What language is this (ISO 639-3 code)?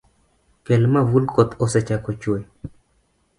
luo